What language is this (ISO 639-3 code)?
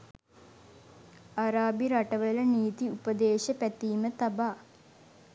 sin